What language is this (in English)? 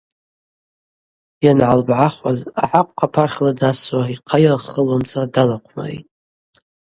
Abaza